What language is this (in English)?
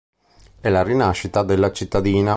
Italian